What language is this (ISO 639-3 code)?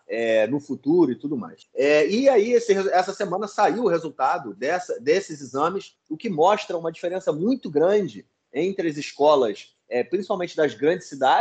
por